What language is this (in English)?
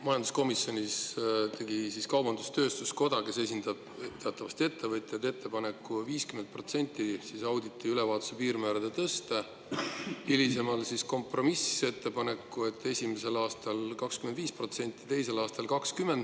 Estonian